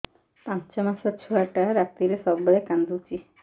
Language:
Odia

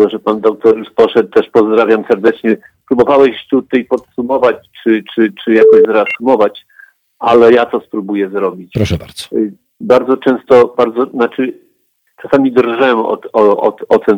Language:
Polish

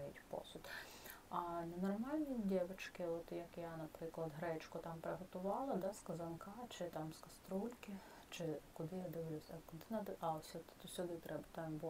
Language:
Ukrainian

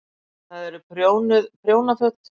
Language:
Icelandic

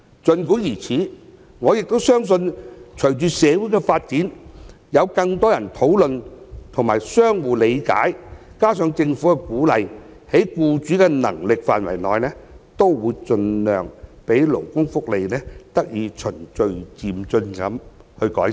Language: Cantonese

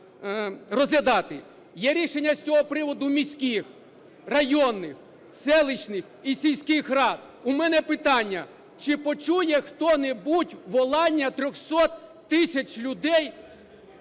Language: Ukrainian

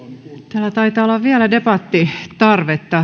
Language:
Finnish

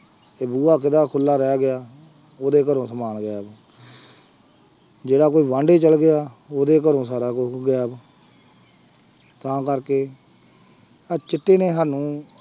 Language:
Punjabi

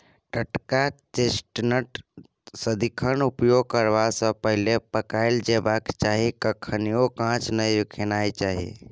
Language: Maithili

